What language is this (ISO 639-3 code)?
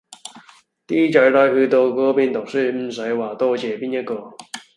yue